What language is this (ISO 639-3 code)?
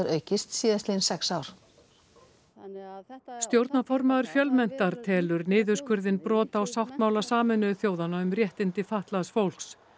isl